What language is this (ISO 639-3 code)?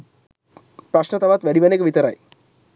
sin